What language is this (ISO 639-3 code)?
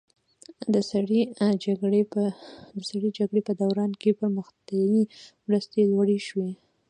pus